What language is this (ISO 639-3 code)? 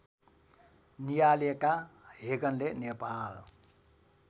nep